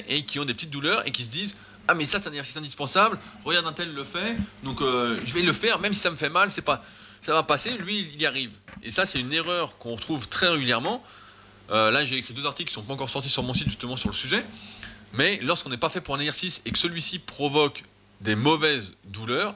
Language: French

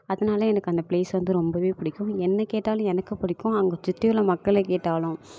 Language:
Tamil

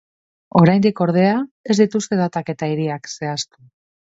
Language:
Basque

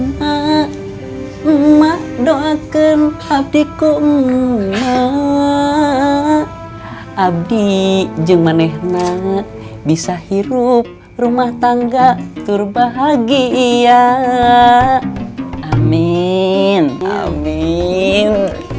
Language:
Indonesian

